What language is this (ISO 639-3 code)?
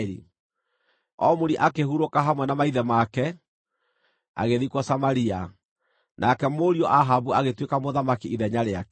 kik